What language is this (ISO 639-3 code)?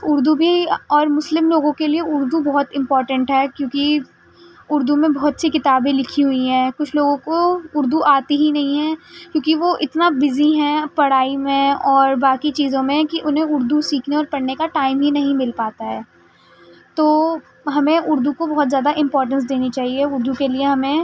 urd